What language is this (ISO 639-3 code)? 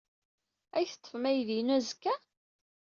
kab